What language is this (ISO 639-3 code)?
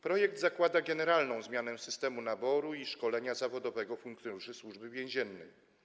pol